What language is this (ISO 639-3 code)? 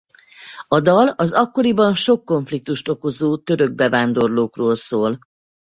hun